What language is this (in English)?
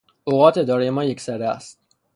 Persian